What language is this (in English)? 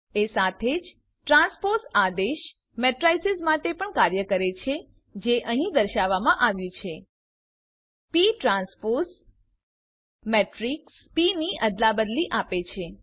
Gujarati